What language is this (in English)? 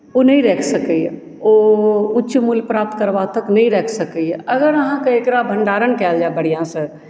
Maithili